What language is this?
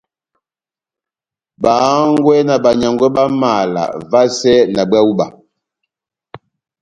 Batanga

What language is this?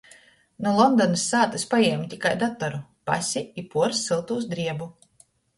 Latgalian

